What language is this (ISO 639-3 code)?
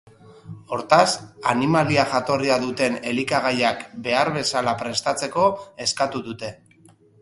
eus